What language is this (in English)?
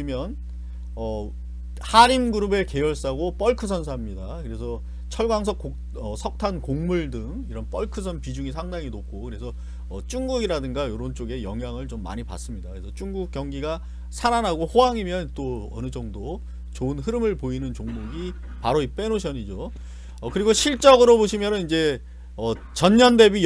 Korean